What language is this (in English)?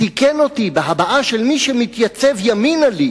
Hebrew